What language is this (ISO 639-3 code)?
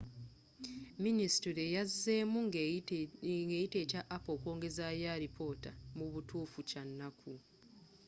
lug